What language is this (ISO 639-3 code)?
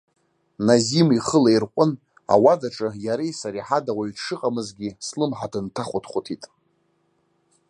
abk